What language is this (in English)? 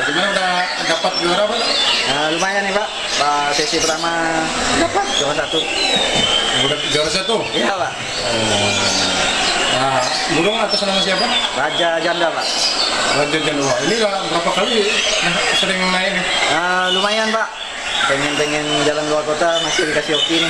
Indonesian